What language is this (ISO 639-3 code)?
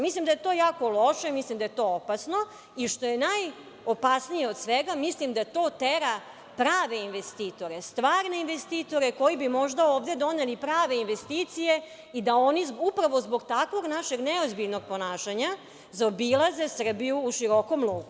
srp